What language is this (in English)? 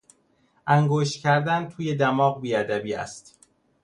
Persian